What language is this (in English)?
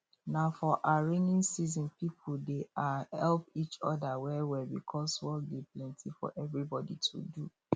Nigerian Pidgin